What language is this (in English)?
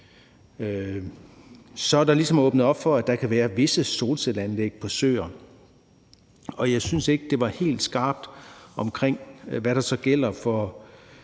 Danish